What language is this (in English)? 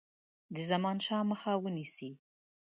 Pashto